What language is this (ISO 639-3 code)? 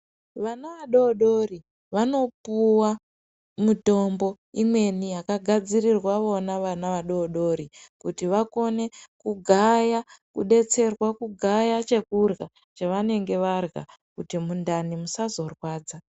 ndc